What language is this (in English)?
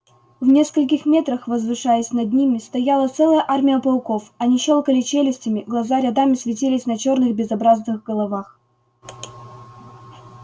Russian